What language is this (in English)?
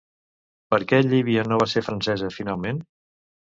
Catalan